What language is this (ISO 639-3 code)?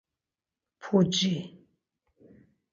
lzz